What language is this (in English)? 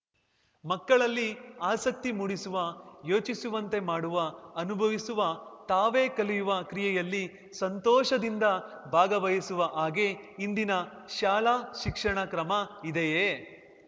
Kannada